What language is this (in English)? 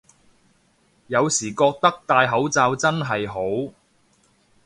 Cantonese